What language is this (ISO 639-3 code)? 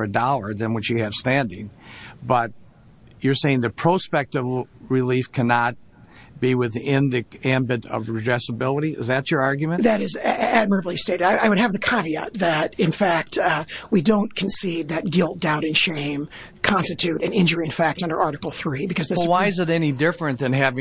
eng